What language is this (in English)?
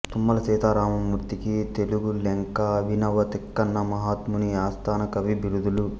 Telugu